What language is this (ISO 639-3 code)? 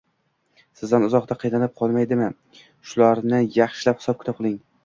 uzb